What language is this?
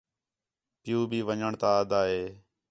Khetrani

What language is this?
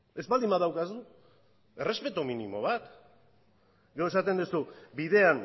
Basque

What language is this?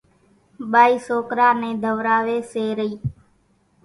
Kachi Koli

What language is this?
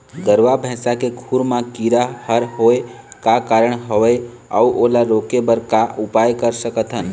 Chhattisgarhi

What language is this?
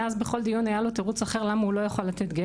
Hebrew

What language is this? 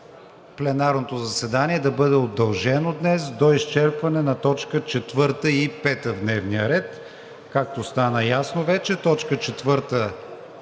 Bulgarian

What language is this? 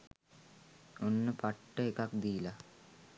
Sinhala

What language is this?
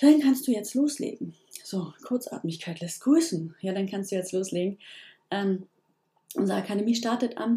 German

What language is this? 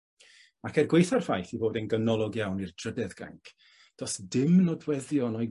Welsh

